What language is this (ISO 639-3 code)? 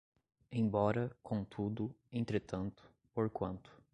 por